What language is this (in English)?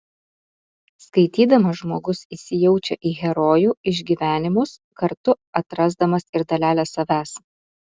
Lithuanian